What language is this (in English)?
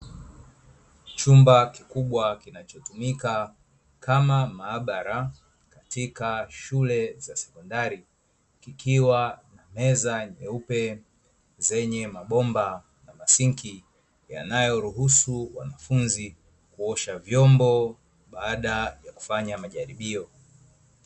Swahili